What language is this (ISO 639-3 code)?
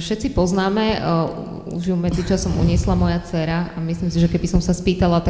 slk